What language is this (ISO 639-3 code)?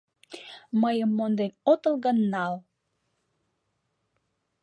chm